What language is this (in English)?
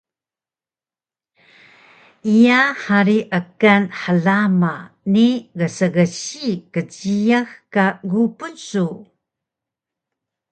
Taroko